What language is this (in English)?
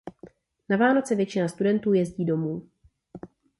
Czech